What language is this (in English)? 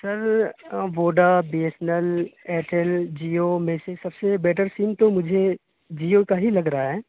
Urdu